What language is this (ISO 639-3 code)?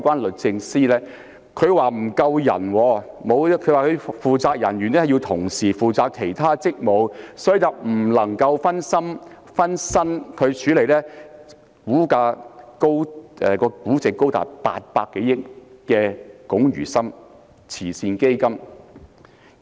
yue